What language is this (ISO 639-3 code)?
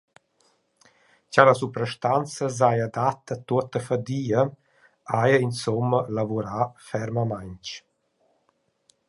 roh